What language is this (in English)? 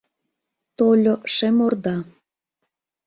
Mari